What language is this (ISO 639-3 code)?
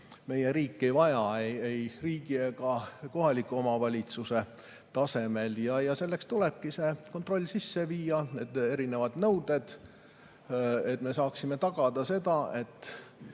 est